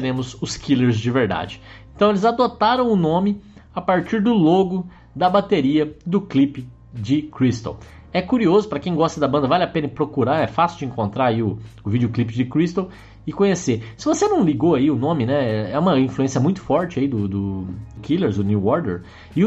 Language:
Portuguese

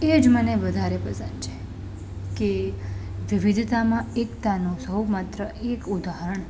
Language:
Gujarati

